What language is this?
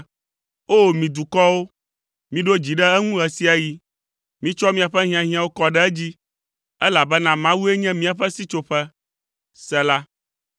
Ewe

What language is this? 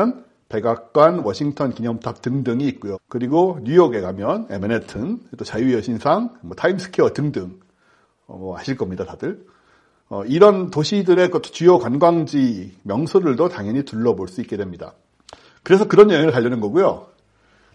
Korean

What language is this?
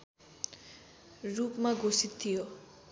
Nepali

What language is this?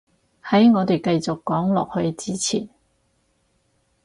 Cantonese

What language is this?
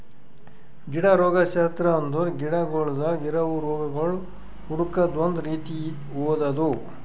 Kannada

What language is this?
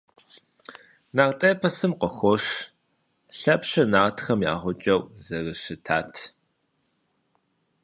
Kabardian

